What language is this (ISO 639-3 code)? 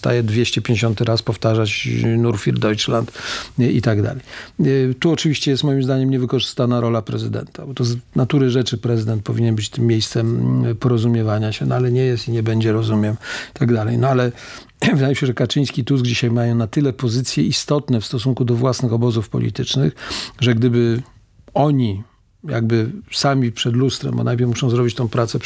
pol